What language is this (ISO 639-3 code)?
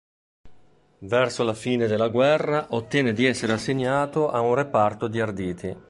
ita